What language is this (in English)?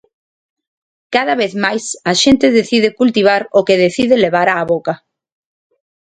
Galician